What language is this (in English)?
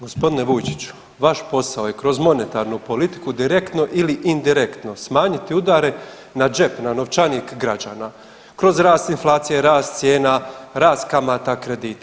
Croatian